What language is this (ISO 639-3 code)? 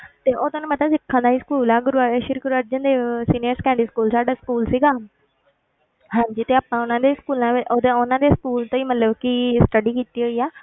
pan